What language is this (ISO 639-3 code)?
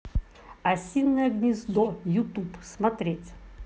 rus